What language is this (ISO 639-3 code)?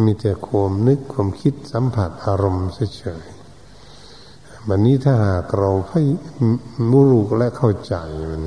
tha